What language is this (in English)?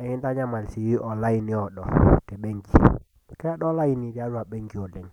Masai